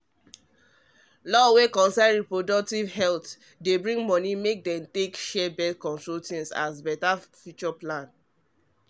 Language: Nigerian Pidgin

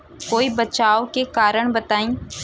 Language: Bhojpuri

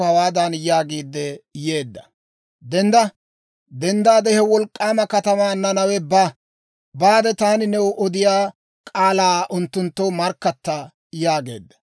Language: Dawro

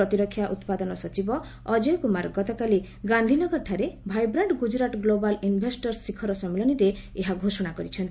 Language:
Odia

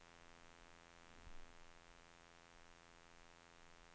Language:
Swedish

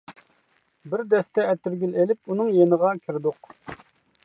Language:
Uyghur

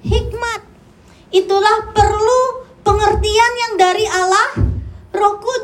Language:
Indonesian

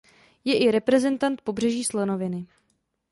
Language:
Czech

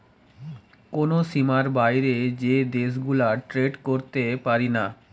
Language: Bangla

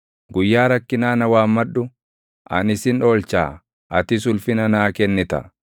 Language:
Oromo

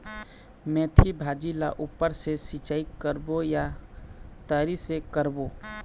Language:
Chhattisgarhi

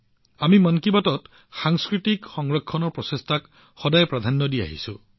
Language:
Assamese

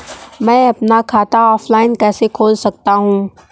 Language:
Hindi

